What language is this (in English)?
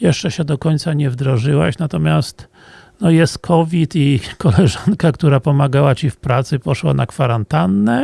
Polish